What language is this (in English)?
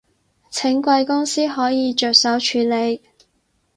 Cantonese